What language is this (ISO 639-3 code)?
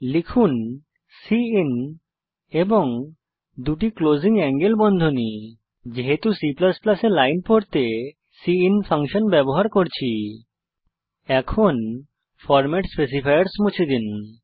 ben